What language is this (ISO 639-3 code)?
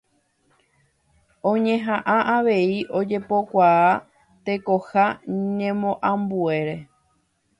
grn